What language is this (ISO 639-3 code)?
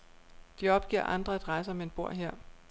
dan